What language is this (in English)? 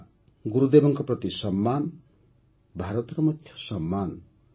Odia